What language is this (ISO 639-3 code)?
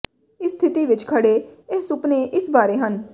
pan